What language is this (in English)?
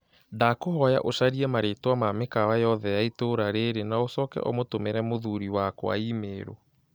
Kikuyu